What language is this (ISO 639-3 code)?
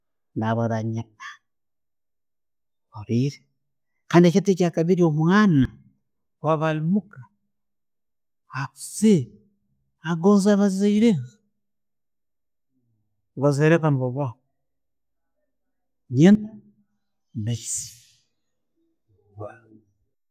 ttj